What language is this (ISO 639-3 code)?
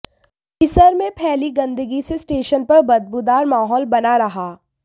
hin